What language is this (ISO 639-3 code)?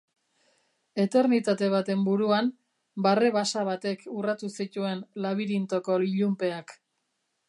eus